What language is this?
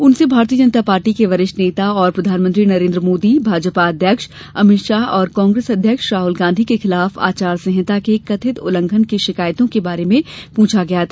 Hindi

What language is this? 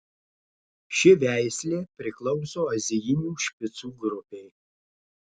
Lithuanian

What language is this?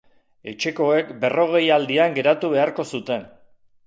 Basque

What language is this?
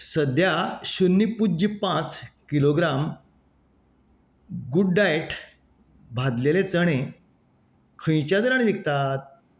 Konkani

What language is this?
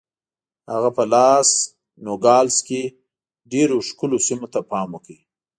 Pashto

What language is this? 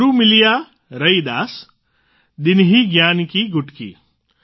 Gujarati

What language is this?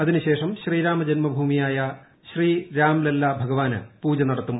Malayalam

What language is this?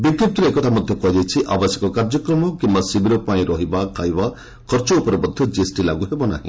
Odia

